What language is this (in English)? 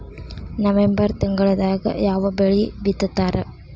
Kannada